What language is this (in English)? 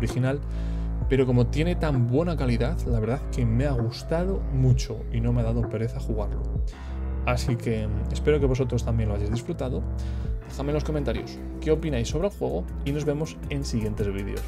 Spanish